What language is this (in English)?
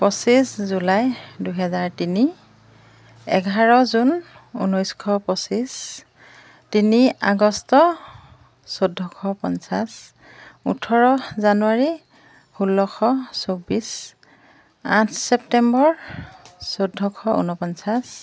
Assamese